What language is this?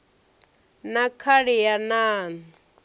Venda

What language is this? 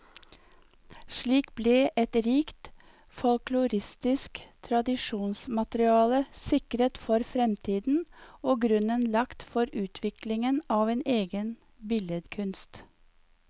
Norwegian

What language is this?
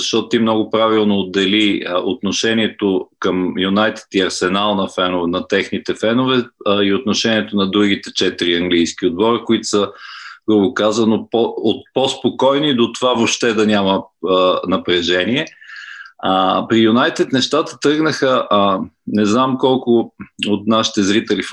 Bulgarian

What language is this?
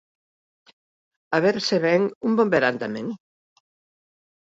Galician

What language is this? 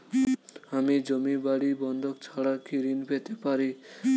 Bangla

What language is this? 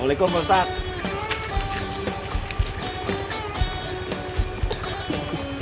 Indonesian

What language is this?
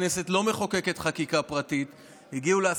Hebrew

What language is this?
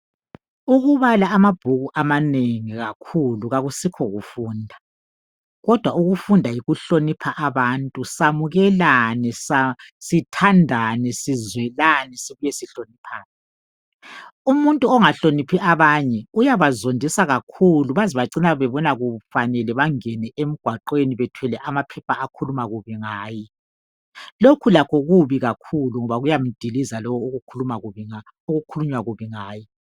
North Ndebele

